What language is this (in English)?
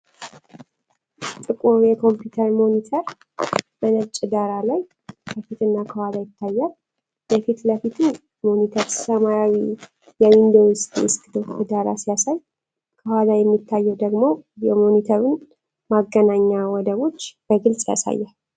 Amharic